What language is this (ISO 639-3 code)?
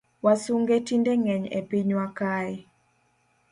luo